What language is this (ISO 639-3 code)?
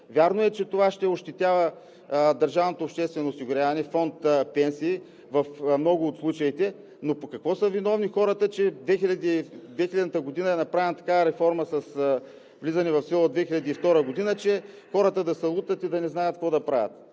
bul